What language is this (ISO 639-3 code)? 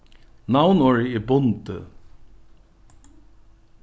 fao